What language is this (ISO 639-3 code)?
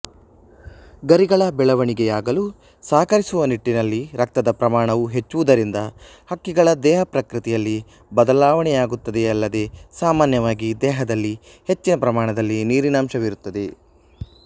kan